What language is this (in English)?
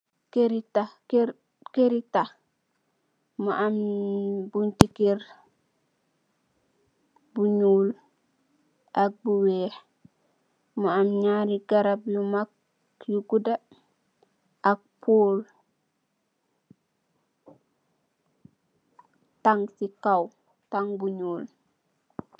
Wolof